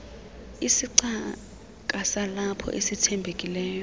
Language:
Xhosa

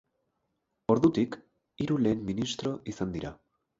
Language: Basque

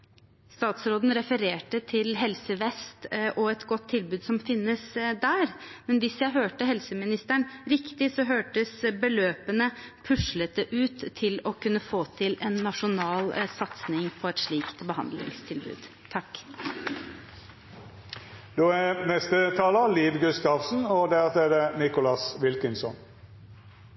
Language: Norwegian Bokmål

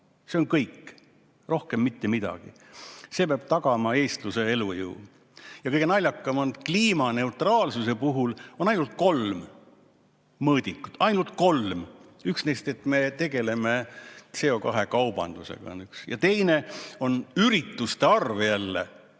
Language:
Estonian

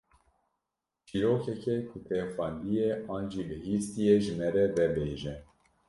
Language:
Kurdish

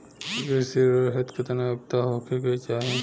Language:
Bhojpuri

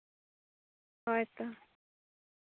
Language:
Santali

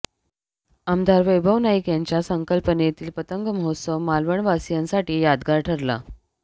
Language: Marathi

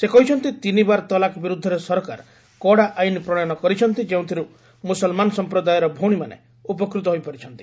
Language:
Odia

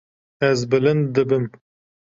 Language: Kurdish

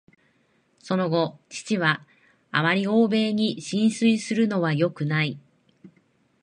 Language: Japanese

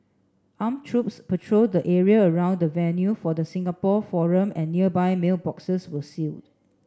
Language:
English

